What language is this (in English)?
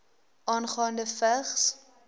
Afrikaans